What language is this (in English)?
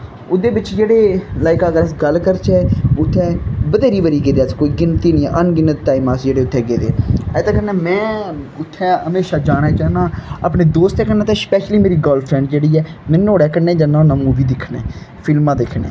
Dogri